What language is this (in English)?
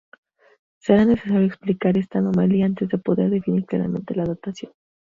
Spanish